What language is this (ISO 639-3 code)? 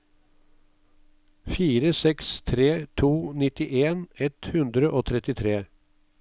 nor